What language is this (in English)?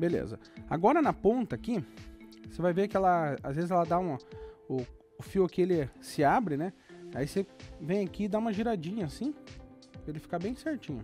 Portuguese